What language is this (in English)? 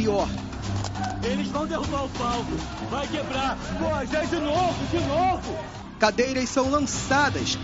Portuguese